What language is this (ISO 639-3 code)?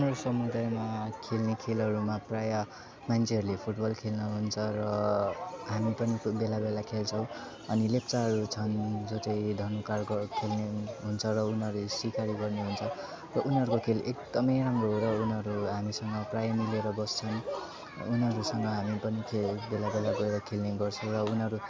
nep